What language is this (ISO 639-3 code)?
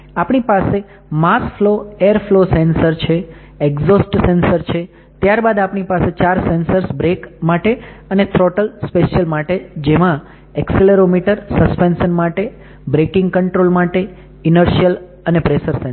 guj